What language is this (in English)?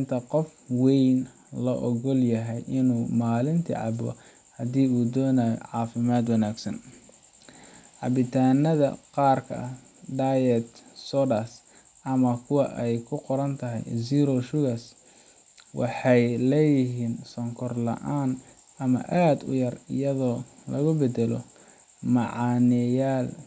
Somali